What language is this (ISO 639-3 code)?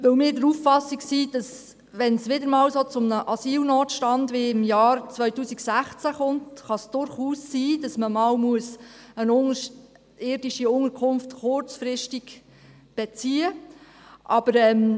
gsw